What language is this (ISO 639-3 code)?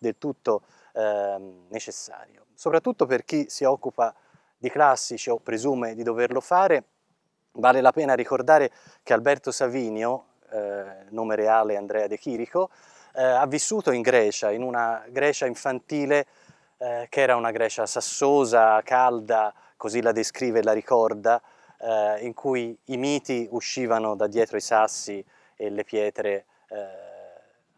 ita